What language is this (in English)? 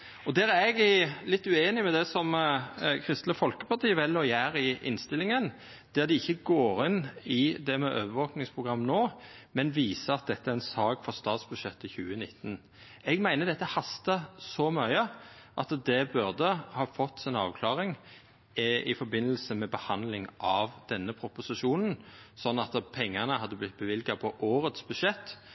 Norwegian Nynorsk